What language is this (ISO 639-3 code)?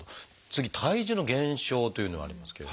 jpn